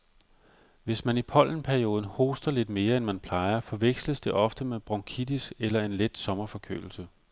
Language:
Danish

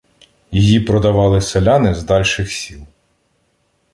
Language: Ukrainian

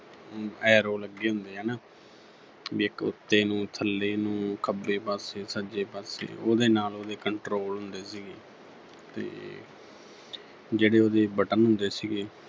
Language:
Punjabi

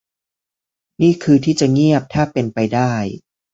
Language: Thai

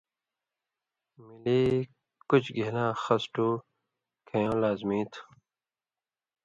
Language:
Indus Kohistani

